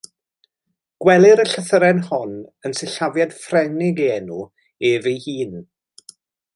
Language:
Welsh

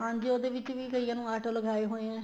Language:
Punjabi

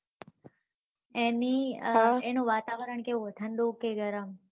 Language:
Gujarati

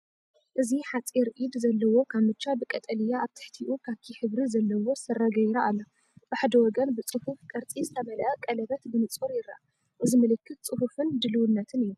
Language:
Tigrinya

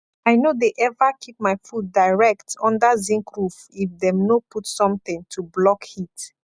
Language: Nigerian Pidgin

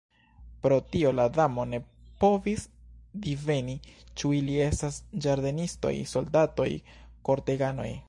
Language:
Esperanto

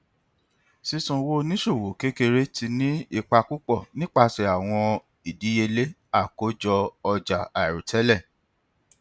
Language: Yoruba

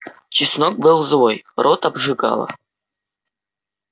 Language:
Russian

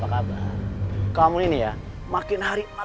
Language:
Indonesian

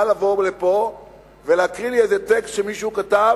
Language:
Hebrew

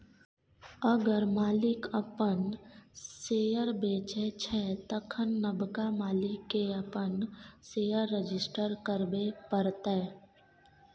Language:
Maithili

